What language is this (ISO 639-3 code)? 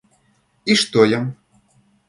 rus